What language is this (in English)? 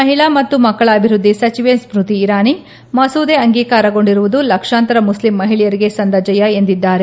Kannada